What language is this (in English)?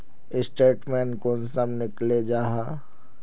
Magahi